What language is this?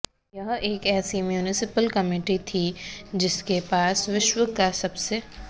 Hindi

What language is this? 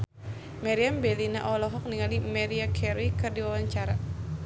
Sundanese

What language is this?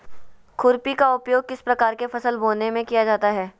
Magahi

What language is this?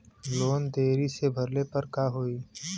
Bhojpuri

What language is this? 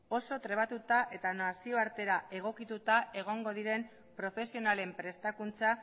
Basque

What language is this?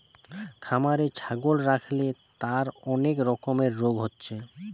Bangla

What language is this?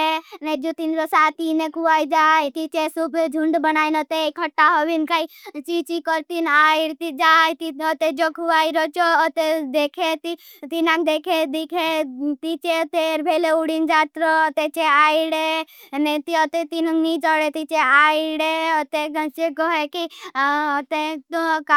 Bhili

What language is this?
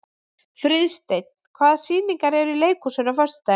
Icelandic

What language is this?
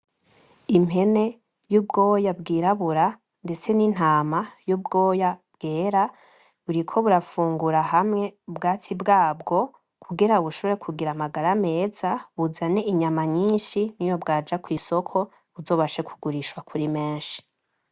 Rundi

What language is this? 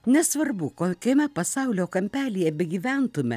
Lithuanian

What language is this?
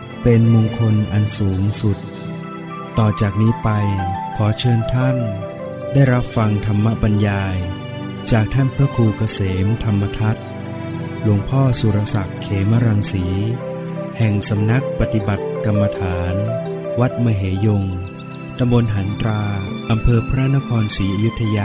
Thai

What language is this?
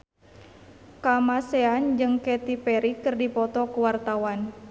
Sundanese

